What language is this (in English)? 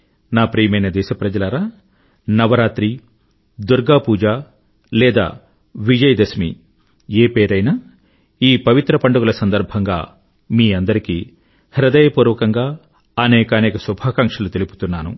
Telugu